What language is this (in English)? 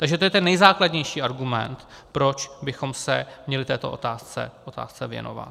Czech